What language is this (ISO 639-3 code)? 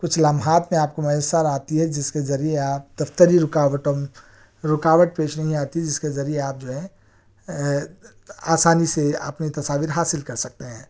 urd